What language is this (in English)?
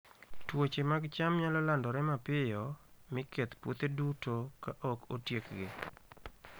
Luo (Kenya and Tanzania)